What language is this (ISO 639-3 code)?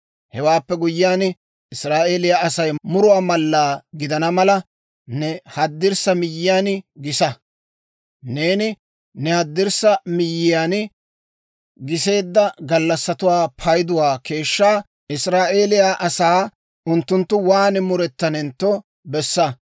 dwr